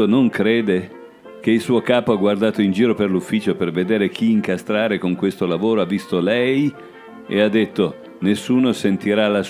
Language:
Italian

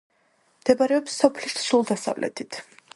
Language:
Georgian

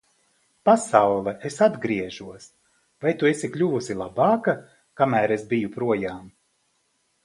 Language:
Latvian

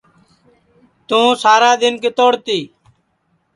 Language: Sansi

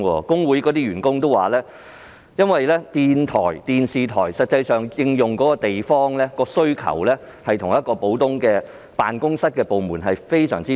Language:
Cantonese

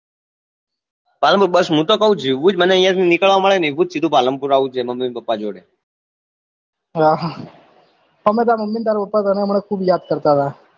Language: Gujarati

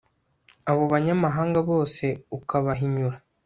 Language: Kinyarwanda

